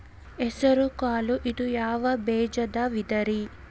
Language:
Kannada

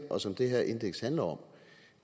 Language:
Danish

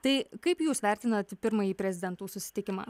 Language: Lithuanian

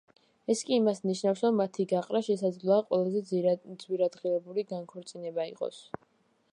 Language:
Georgian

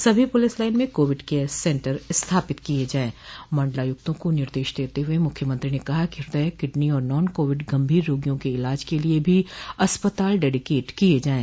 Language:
Hindi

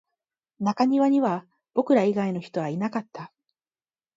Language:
Japanese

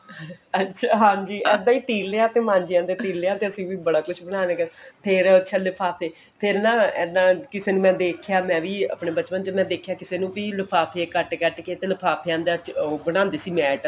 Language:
Punjabi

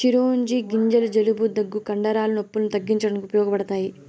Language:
Telugu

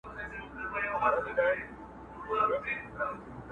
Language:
Pashto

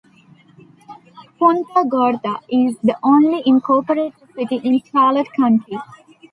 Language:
English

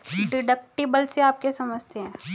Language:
Hindi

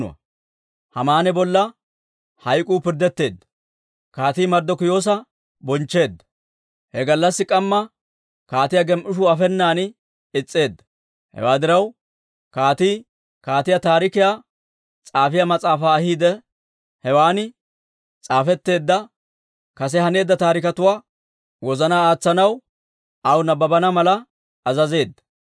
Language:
Dawro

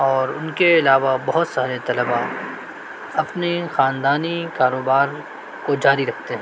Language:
Urdu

